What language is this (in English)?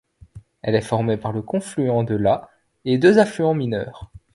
French